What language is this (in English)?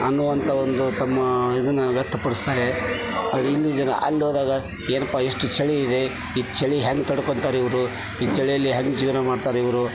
Kannada